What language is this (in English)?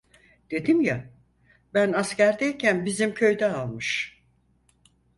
Turkish